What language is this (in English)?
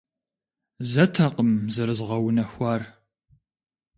Kabardian